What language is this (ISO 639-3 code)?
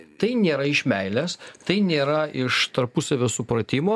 lit